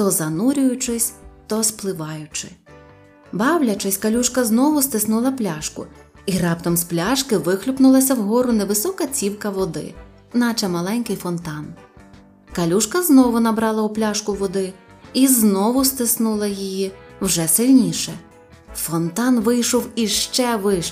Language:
Ukrainian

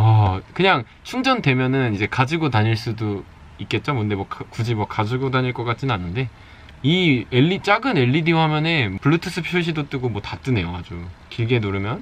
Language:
Korean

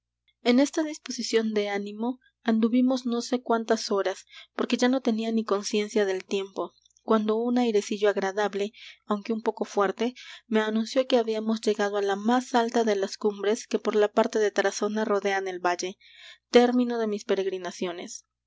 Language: Spanish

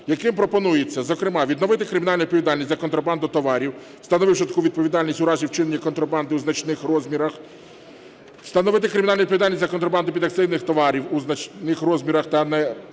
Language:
Ukrainian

